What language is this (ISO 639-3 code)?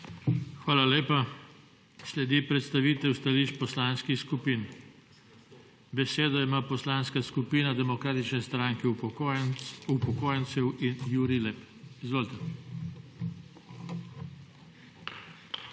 slv